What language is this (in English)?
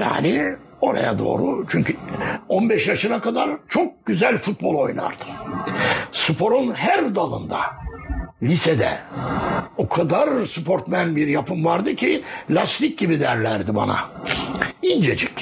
Turkish